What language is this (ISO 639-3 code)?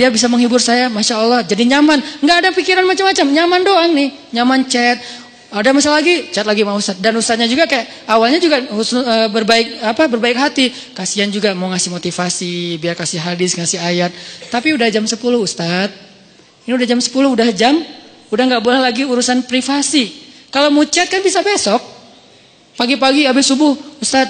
ind